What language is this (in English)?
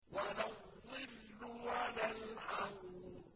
Arabic